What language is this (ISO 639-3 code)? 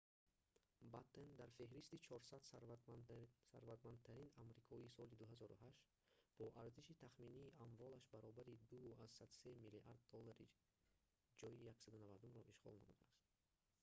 tgk